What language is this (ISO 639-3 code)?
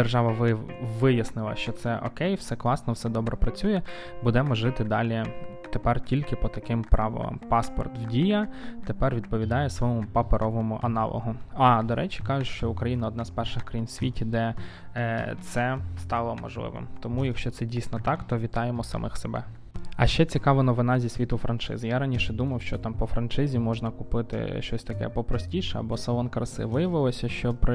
ukr